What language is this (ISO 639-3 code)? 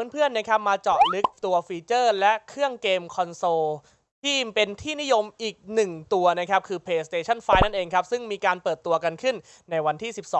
tha